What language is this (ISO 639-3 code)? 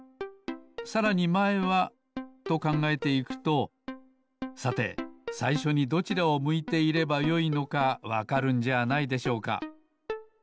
jpn